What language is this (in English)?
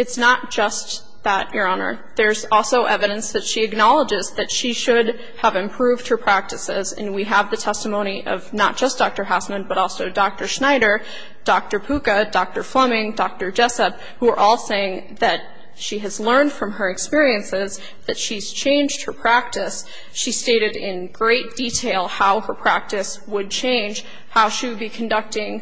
English